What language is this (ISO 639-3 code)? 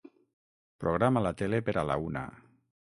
cat